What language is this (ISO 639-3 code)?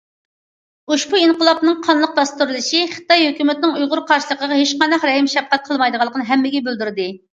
uig